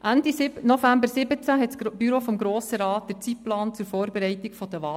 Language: Swiss German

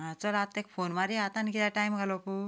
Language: Konkani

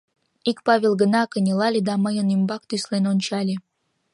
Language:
Mari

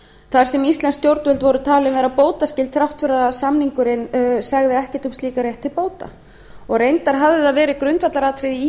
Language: Icelandic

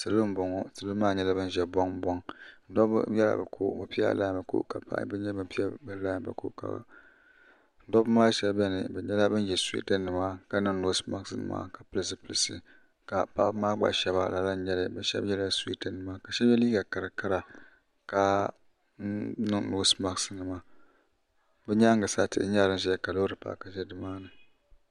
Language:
Dagbani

